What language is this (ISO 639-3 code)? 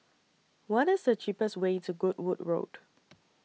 eng